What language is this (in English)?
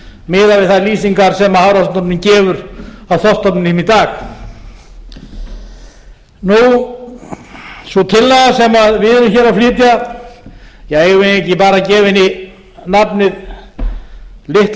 Icelandic